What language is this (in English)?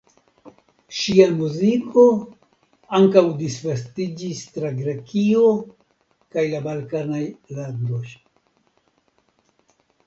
Esperanto